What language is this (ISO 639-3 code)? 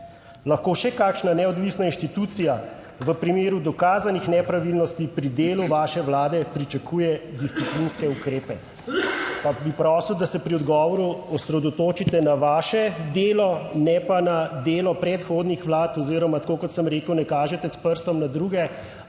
slv